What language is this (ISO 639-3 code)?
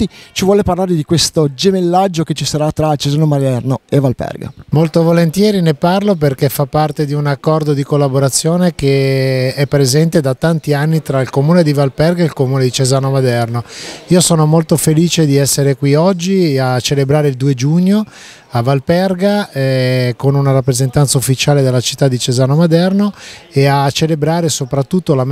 ita